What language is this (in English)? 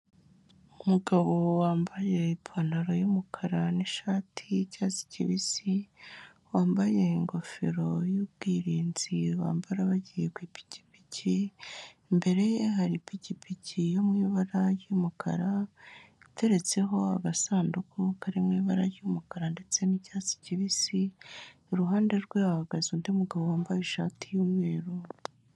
Kinyarwanda